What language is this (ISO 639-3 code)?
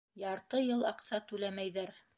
bak